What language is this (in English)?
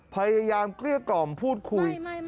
Thai